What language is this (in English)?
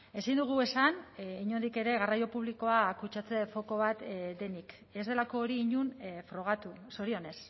Basque